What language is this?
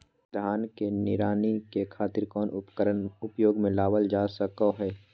Magahi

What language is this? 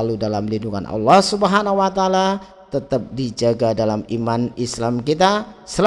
Indonesian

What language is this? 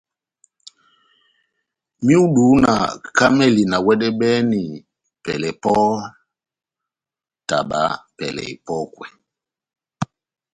Batanga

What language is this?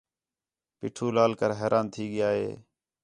Khetrani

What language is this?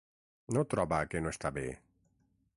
Catalan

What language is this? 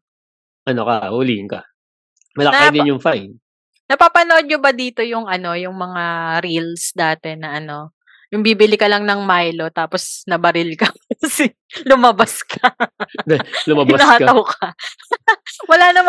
Filipino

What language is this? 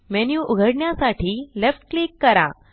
Marathi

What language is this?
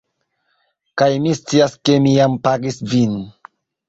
Esperanto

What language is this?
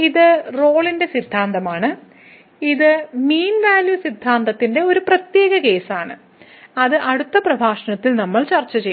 Malayalam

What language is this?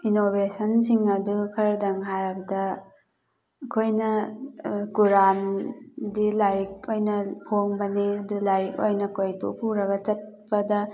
Manipuri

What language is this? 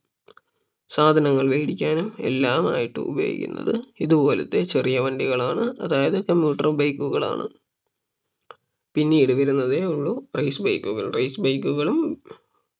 Malayalam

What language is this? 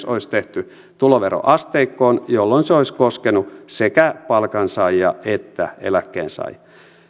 Finnish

